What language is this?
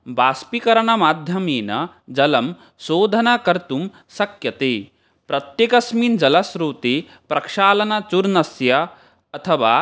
Sanskrit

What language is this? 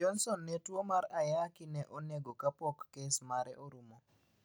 Luo (Kenya and Tanzania)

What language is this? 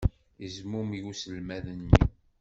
Kabyle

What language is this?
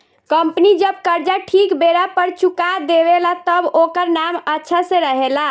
Bhojpuri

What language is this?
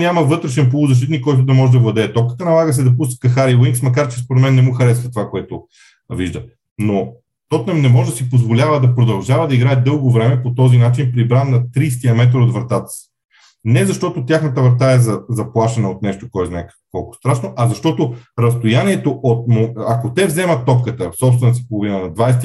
Bulgarian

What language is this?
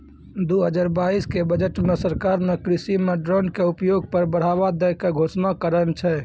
Maithili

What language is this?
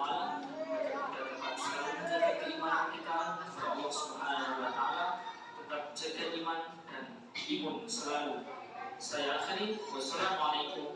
Indonesian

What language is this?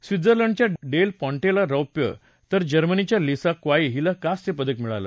Marathi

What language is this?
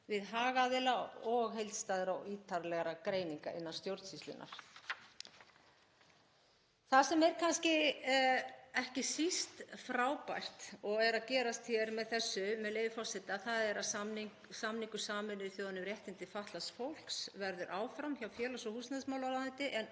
Icelandic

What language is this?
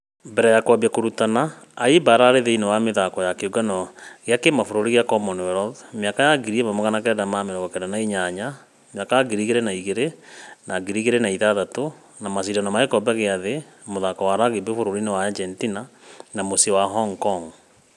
Kikuyu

